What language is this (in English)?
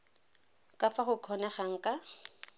Tswana